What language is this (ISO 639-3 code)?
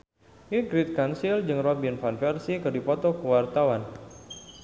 sun